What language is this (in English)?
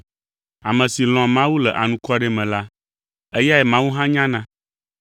Ewe